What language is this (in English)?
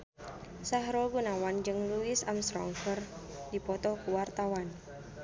Sundanese